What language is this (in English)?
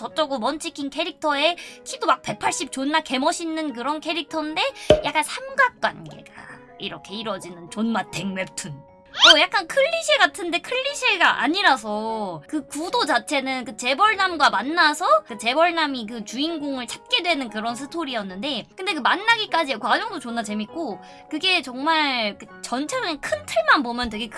Korean